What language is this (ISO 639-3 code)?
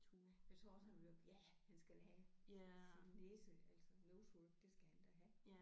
dan